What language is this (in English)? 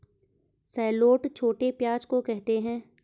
Hindi